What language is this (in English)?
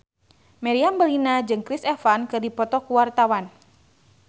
Sundanese